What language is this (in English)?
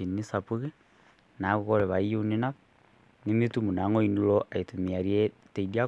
Masai